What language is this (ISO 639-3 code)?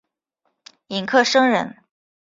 zho